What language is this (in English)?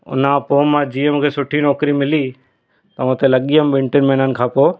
Sindhi